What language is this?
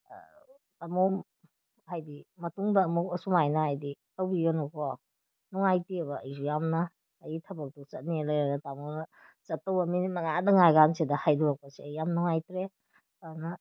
Manipuri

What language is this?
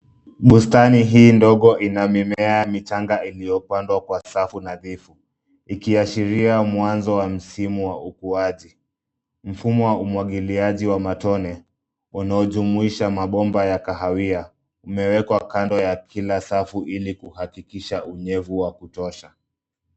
Swahili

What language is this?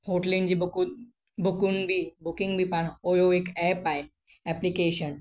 Sindhi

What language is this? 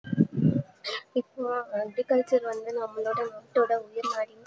Tamil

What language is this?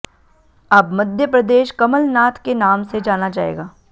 Hindi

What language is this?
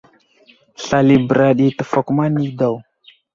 Wuzlam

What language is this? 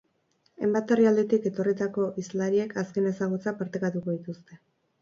Basque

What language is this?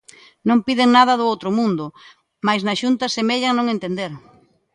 Galician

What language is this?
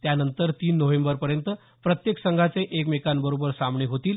Marathi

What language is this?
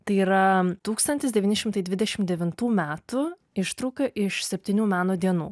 Lithuanian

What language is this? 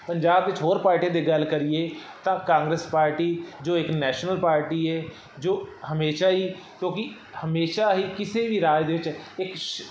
Punjabi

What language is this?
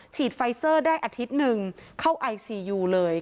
Thai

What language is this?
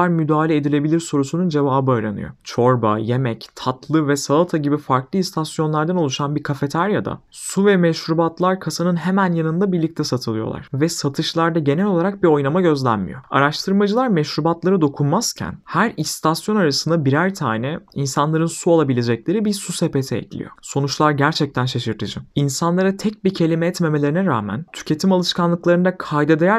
Turkish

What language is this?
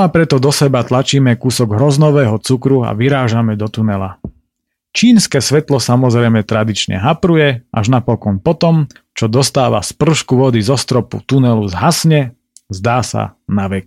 Slovak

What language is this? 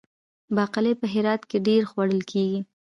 Pashto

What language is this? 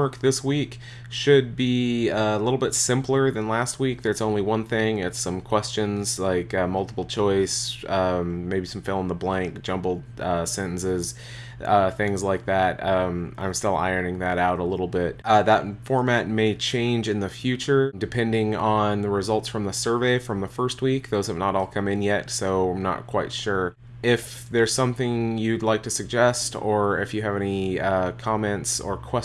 English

